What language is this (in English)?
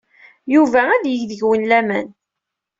Kabyle